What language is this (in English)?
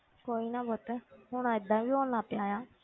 Punjabi